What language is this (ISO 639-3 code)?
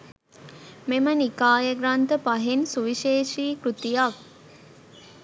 sin